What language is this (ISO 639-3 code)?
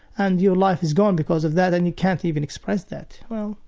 eng